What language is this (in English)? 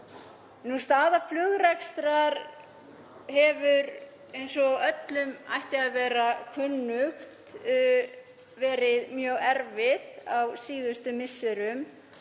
Icelandic